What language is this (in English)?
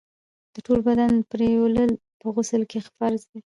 Pashto